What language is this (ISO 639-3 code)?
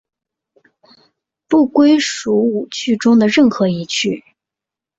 zho